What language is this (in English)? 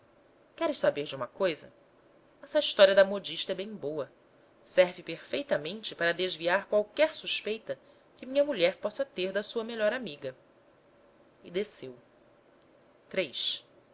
Portuguese